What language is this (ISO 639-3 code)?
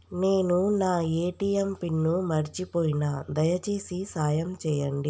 tel